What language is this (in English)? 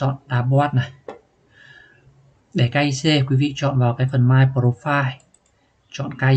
Vietnamese